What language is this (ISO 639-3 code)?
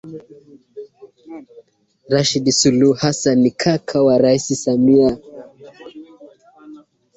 swa